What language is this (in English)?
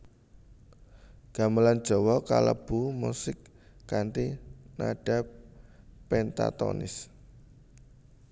Javanese